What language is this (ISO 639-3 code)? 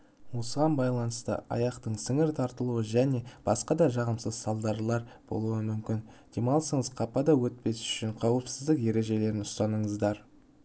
kaz